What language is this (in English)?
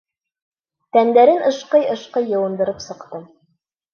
Bashkir